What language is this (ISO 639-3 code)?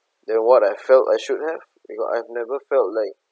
eng